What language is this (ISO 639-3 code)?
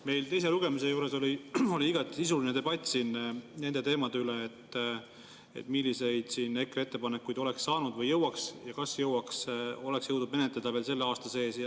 est